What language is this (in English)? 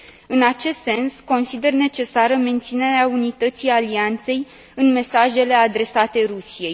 Romanian